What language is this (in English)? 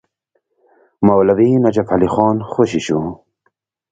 Pashto